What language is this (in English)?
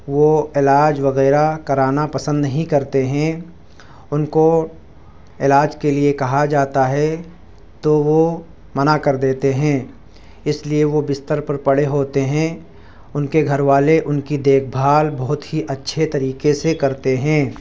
Urdu